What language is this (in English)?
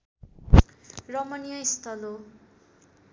Nepali